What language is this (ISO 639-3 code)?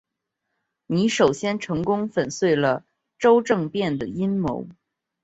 zho